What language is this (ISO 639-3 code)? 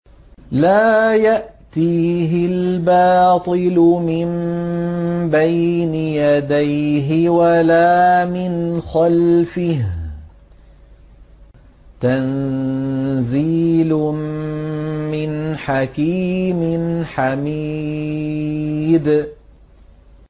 ara